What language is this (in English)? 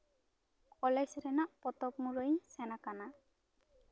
Santali